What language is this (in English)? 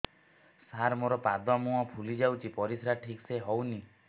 Odia